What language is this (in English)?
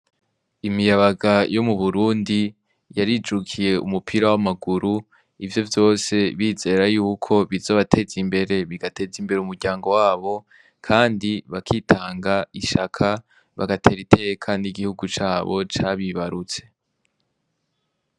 Rundi